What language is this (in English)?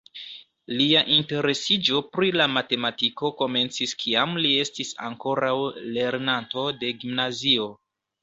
Esperanto